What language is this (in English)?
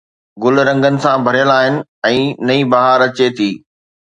Sindhi